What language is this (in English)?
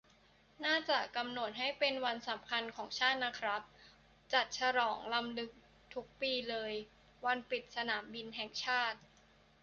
Thai